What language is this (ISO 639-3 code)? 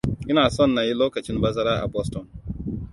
hau